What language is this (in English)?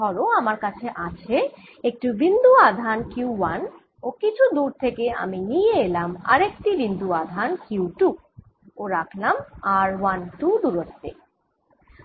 Bangla